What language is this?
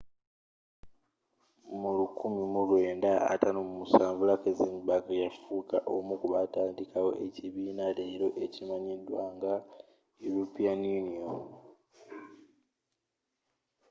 Ganda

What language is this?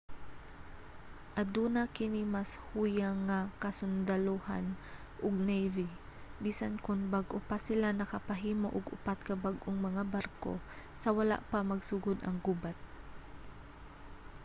Cebuano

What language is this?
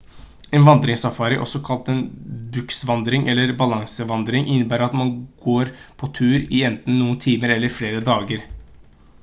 Norwegian Bokmål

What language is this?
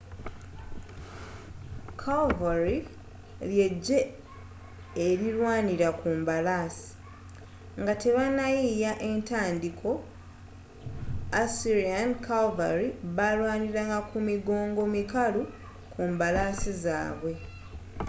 Ganda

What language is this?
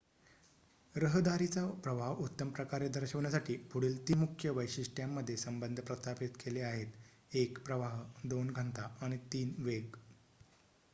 Marathi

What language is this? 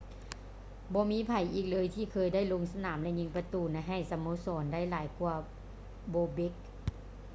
Lao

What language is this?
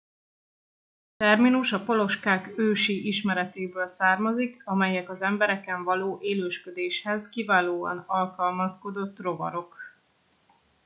Hungarian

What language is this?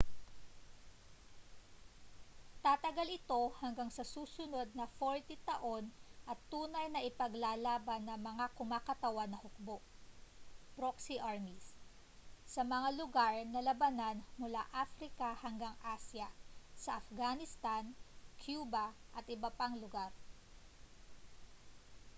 Filipino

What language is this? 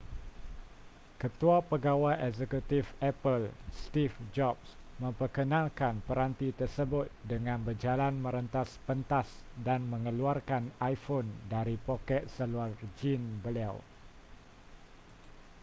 Malay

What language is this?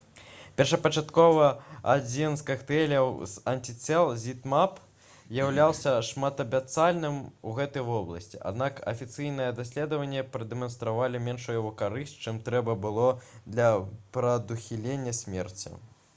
Belarusian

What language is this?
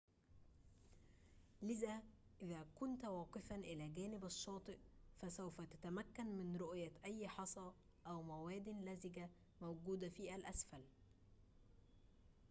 Arabic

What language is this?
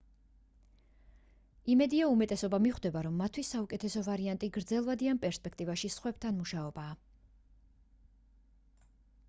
Georgian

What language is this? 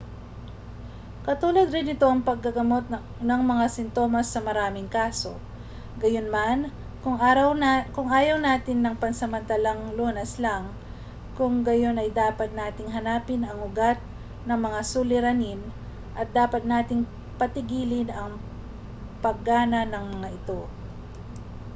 Filipino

